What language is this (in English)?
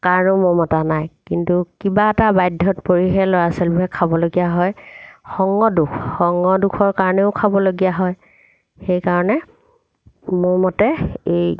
Assamese